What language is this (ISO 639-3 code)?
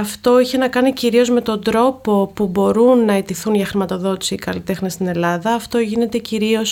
ell